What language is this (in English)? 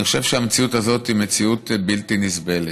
Hebrew